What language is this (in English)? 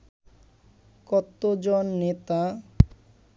Bangla